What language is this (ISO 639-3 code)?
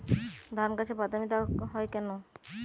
ben